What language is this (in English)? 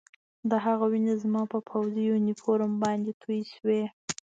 Pashto